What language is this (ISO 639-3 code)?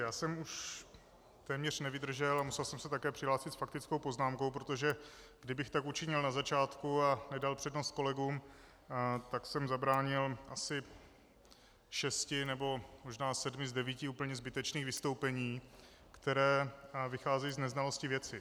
ces